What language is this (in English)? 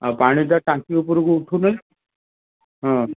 Odia